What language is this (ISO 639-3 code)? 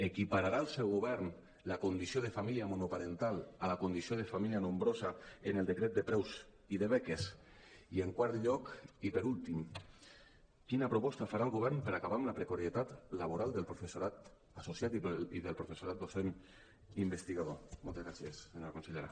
cat